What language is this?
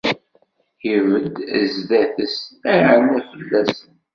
Kabyle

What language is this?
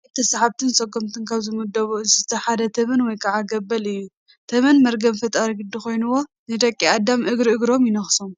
Tigrinya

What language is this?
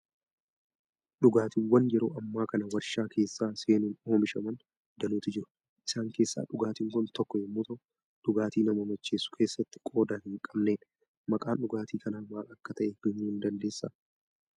Oromo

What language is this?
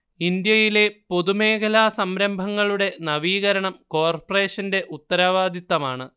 Malayalam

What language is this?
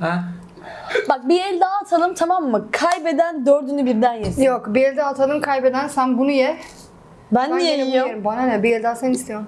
Turkish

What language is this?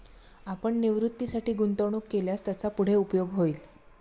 Marathi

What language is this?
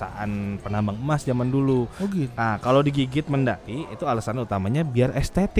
Indonesian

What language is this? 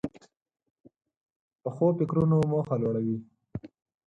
Pashto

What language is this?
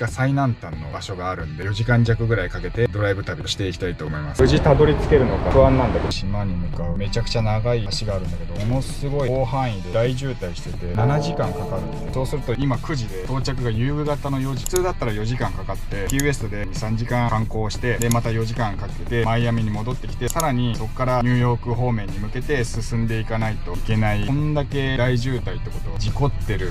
Japanese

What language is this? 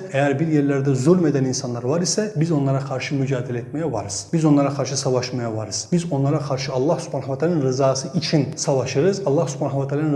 Turkish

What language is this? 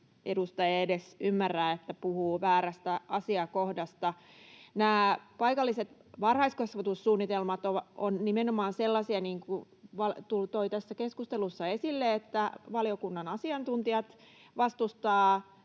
Finnish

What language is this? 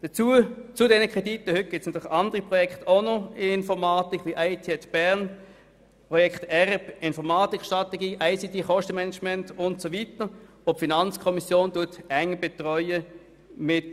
Swiss German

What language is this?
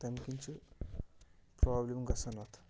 Kashmiri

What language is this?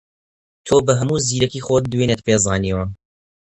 Central Kurdish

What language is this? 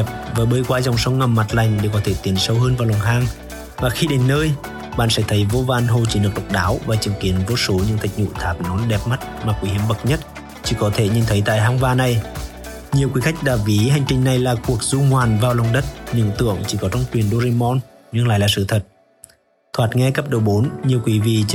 Vietnamese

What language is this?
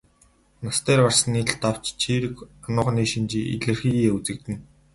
Mongolian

